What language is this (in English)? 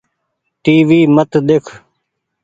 Goaria